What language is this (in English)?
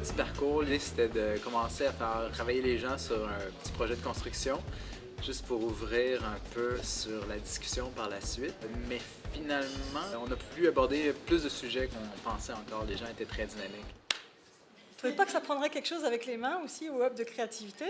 French